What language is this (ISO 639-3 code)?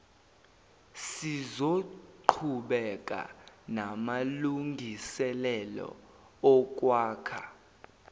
zul